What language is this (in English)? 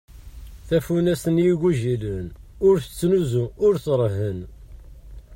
Kabyle